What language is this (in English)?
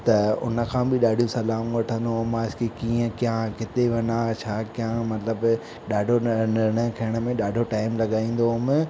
Sindhi